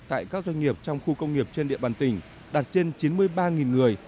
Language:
Vietnamese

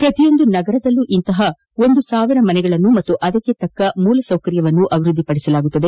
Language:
Kannada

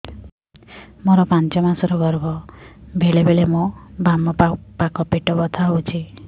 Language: Odia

